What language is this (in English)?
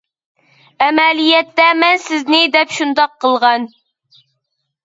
Uyghur